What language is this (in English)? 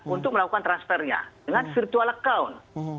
Indonesian